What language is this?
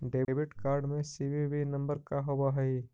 Magahi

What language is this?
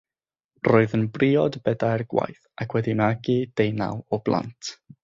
Welsh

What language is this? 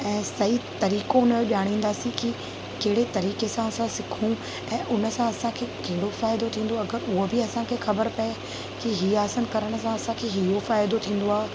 Sindhi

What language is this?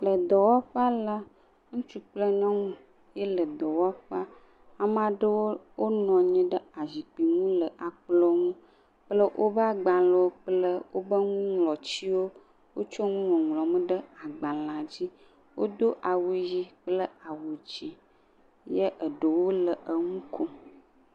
Ewe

